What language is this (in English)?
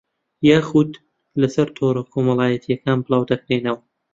Central Kurdish